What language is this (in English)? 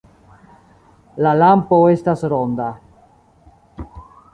Esperanto